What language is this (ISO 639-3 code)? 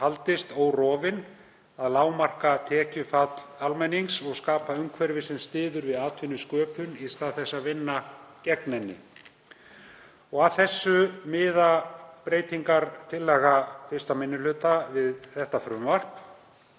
isl